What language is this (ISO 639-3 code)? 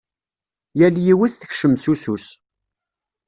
kab